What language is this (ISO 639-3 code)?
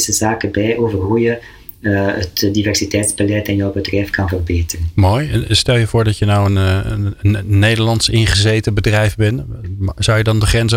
nld